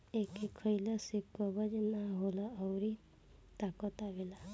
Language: Bhojpuri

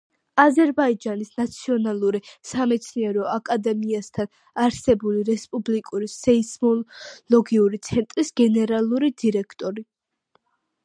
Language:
Georgian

